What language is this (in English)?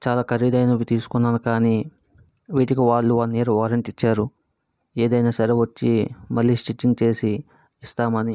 Telugu